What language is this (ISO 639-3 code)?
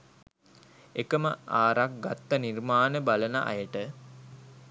sin